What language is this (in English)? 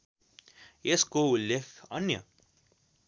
Nepali